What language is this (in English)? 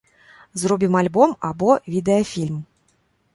Belarusian